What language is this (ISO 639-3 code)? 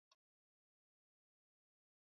swa